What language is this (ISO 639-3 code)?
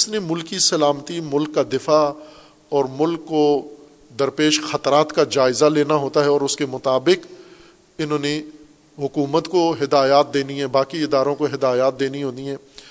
urd